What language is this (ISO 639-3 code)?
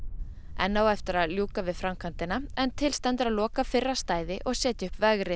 isl